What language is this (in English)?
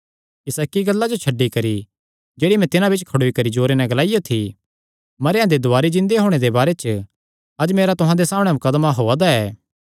Kangri